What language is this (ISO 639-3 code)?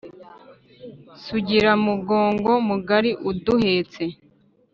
kin